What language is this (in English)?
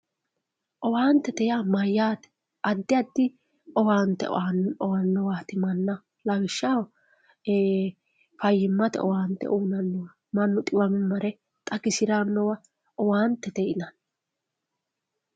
Sidamo